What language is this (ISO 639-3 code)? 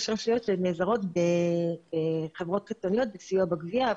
heb